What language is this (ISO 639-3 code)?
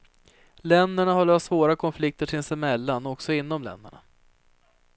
swe